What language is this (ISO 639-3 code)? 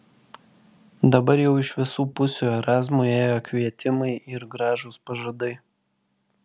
lit